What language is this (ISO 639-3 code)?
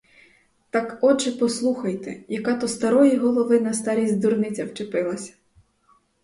ukr